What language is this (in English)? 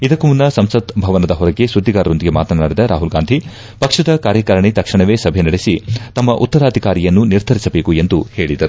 Kannada